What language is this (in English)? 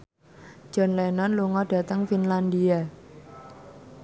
Javanese